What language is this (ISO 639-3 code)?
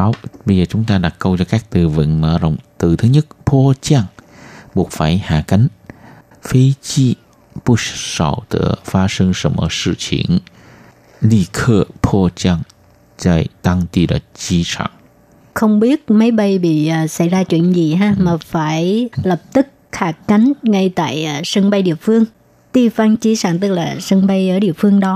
vie